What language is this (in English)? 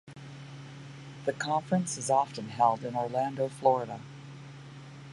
English